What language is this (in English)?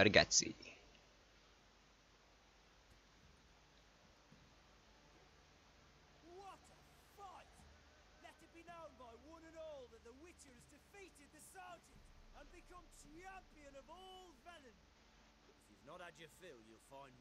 Hungarian